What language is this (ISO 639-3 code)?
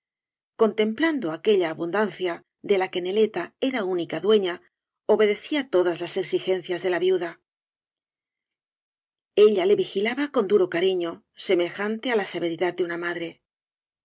spa